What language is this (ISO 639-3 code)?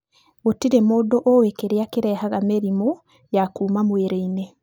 kik